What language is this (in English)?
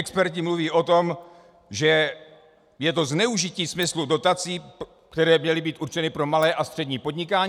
Czech